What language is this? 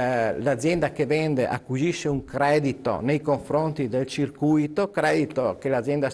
Italian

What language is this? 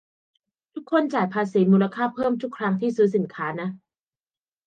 Thai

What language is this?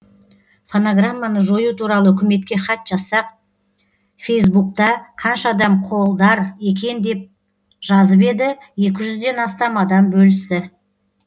Kazakh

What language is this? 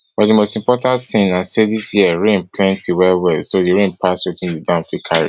Nigerian Pidgin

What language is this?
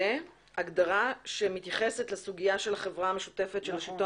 Hebrew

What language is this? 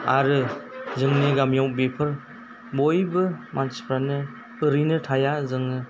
Bodo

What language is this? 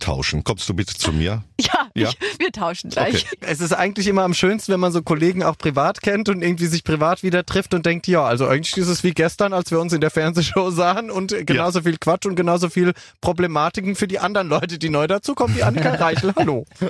German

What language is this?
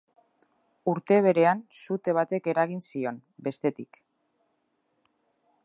Basque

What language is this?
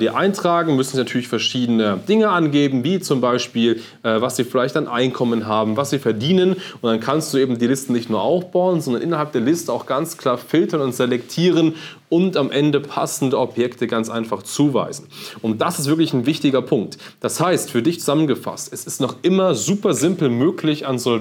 German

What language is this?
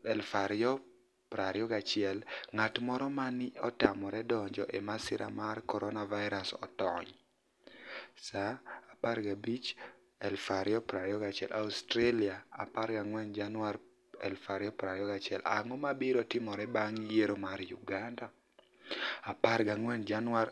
Luo (Kenya and Tanzania)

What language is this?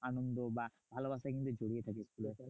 Bangla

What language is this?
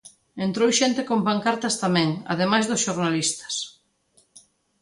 Galician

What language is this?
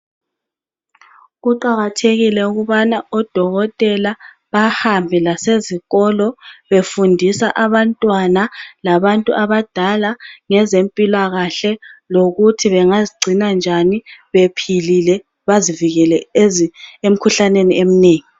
North Ndebele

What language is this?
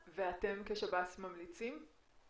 Hebrew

